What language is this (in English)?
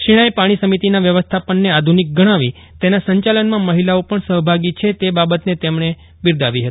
Gujarati